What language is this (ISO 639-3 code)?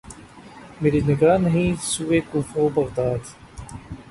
urd